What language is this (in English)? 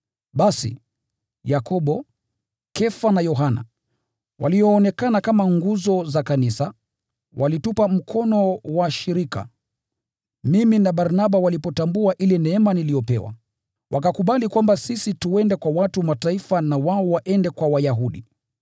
Swahili